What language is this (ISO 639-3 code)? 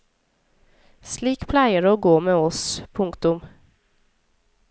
nor